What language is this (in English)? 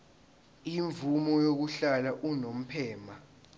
Zulu